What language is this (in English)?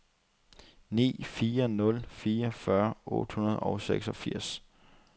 Danish